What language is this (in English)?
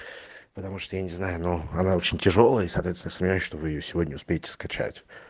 Russian